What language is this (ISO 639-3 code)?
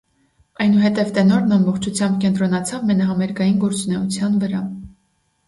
hye